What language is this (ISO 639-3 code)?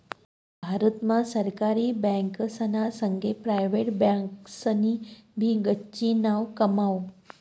mar